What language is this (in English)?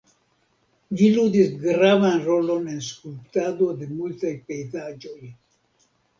Esperanto